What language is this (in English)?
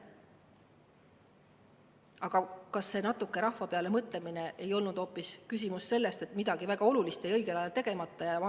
Estonian